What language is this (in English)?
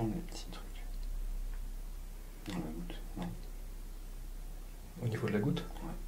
French